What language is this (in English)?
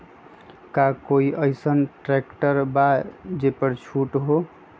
Magahi